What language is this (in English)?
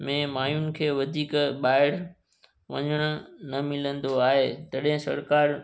Sindhi